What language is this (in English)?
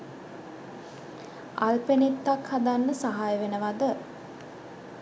Sinhala